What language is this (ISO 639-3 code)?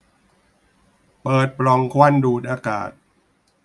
tha